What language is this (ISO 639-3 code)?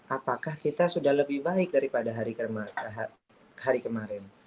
ind